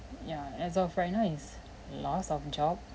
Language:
English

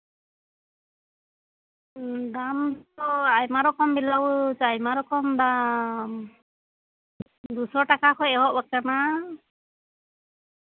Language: Santali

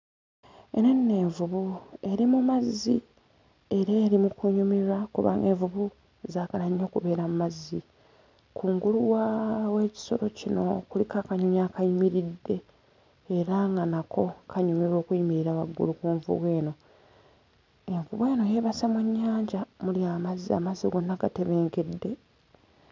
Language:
Ganda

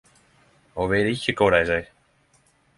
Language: Norwegian Nynorsk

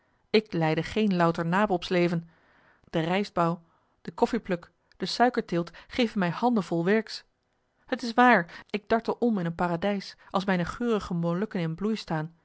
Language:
Dutch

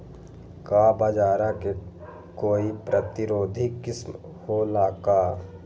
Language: Magahi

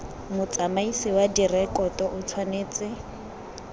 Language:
Tswana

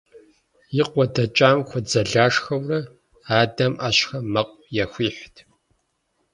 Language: Kabardian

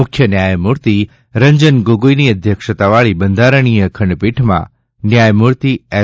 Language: Gujarati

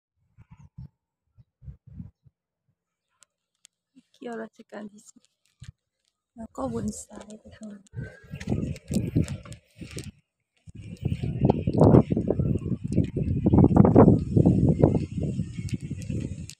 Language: Thai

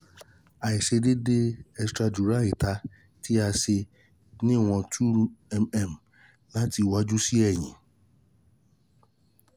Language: Yoruba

